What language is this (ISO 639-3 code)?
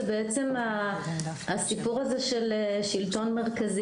heb